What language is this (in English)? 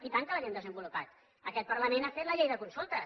Catalan